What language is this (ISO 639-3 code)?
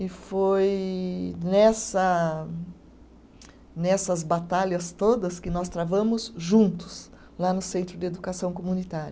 por